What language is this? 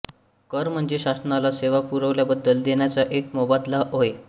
Marathi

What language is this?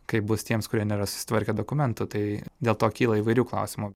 Lithuanian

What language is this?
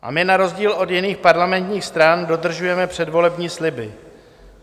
Czech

